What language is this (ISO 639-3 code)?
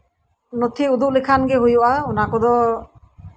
sat